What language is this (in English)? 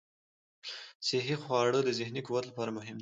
Pashto